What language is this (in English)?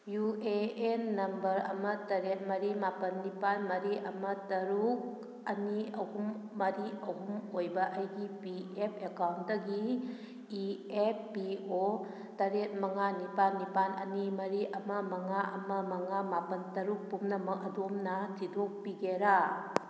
Manipuri